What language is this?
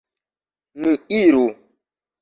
Esperanto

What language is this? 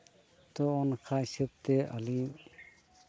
Santali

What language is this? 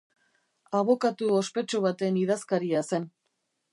Basque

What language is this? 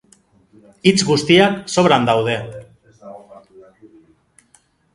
Basque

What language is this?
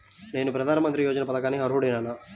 Telugu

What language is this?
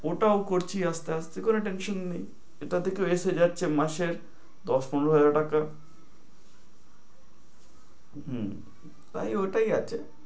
Bangla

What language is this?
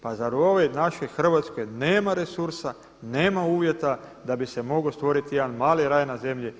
Croatian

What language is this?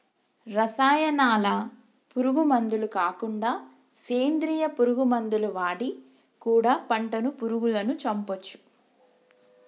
Telugu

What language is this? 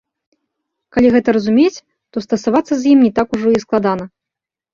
Belarusian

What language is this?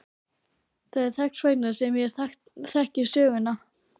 Icelandic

